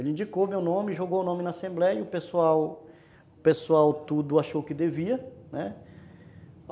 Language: Portuguese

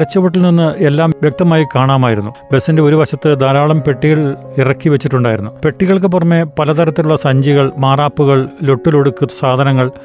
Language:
Malayalam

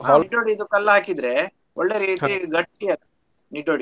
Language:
Kannada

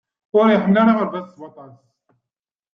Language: Kabyle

